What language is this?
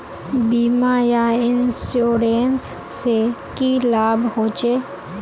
Magahi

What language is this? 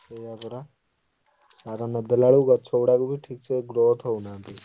Odia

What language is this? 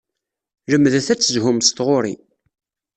Kabyle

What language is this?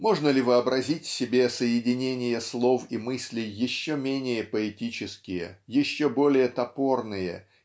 Russian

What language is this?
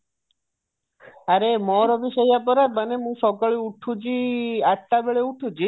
Odia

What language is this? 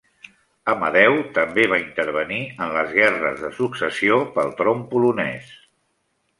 Catalan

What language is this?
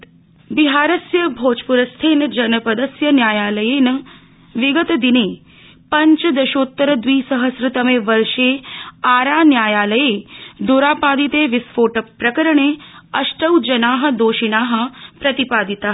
Sanskrit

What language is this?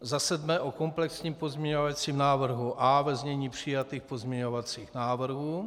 Czech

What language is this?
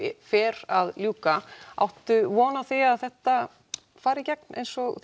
Icelandic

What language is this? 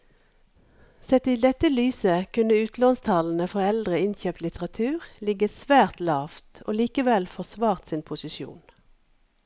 Norwegian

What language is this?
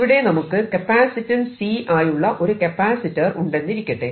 Malayalam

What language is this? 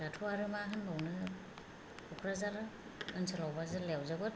Bodo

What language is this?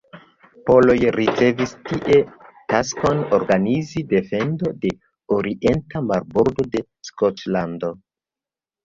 Esperanto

